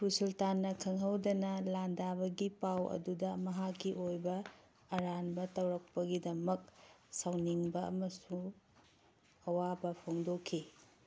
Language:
Manipuri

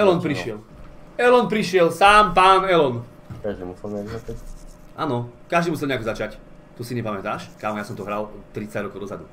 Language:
Czech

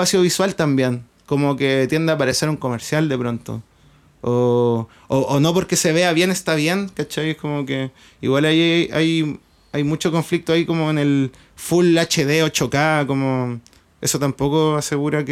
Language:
Spanish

